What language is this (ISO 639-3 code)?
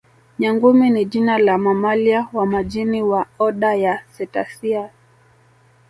swa